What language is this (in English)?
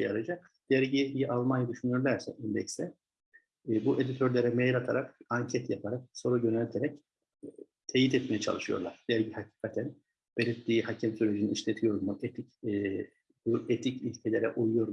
Turkish